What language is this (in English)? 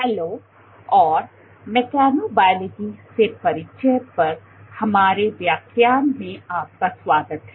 Hindi